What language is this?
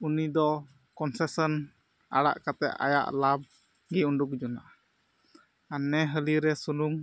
Santali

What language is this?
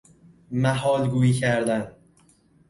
Persian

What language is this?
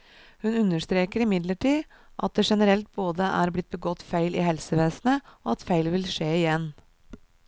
Norwegian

